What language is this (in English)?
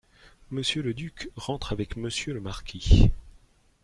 French